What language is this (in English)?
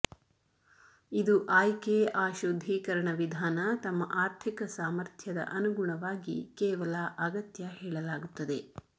Kannada